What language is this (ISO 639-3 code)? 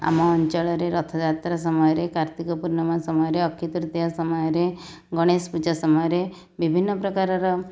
ori